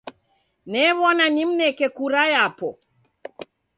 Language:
Taita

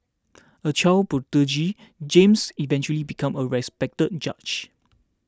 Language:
English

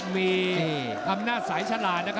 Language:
Thai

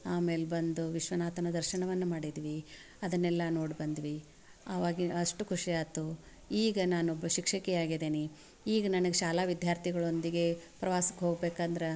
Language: Kannada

